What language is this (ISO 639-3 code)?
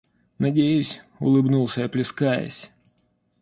rus